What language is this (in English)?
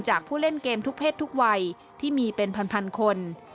Thai